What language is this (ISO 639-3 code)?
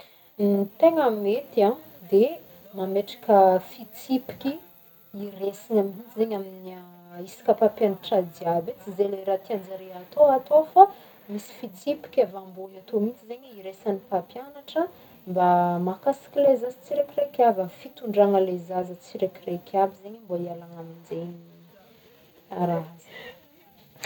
bmm